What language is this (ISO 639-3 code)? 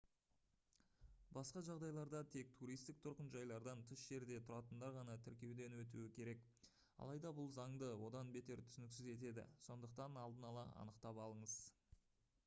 kaz